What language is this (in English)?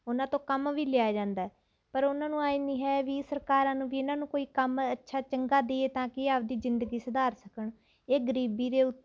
Punjabi